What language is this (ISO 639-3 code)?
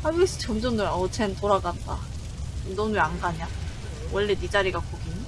kor